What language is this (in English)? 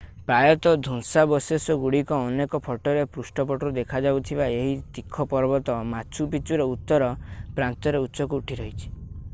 Odia